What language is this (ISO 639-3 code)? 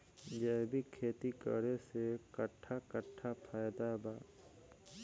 bho